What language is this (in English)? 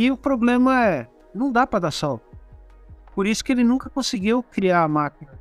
Portuguese